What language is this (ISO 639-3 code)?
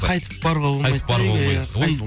kaz